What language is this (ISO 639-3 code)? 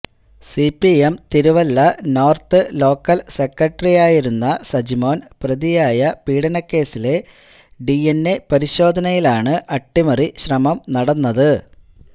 mal